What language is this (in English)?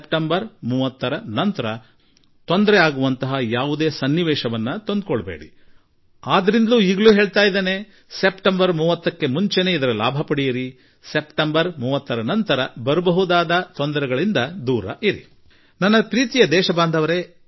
Kannada